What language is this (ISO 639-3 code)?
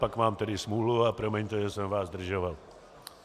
ces